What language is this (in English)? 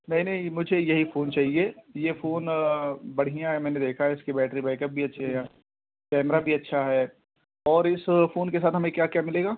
Urdu